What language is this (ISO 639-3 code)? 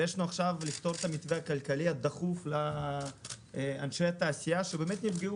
heb